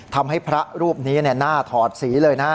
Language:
Thai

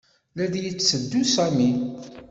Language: Kabyle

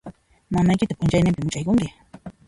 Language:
Puno Quechua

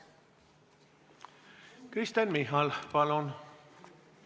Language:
Estonian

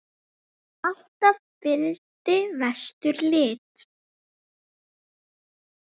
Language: Icelandic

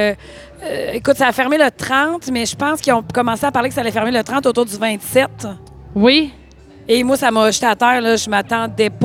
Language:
French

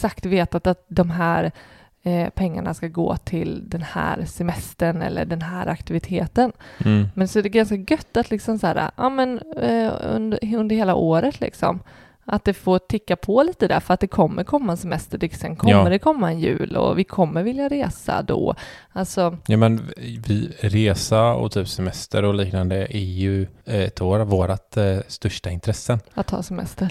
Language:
Swedish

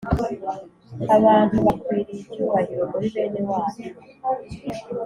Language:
Kinyarwanda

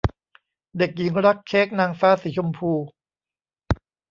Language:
Thai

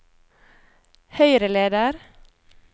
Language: Norwegian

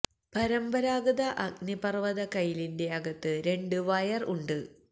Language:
Malayalam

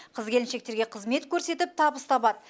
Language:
Kazakh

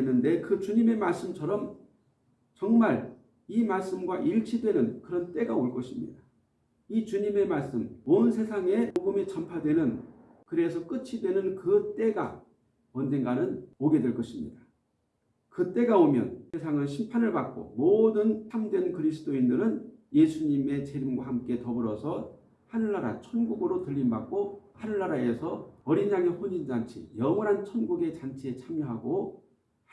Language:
Korean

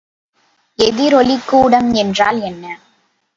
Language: Tamil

